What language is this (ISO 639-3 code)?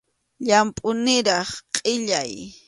qxu